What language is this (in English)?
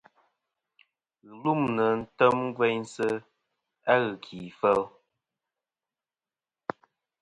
Kom